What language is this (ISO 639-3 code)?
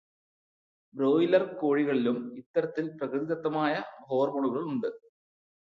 mal